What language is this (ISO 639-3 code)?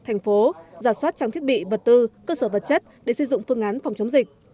vie